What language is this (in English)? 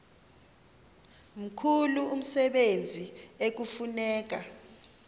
Xhosa